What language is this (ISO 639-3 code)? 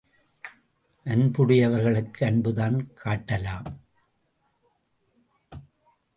tam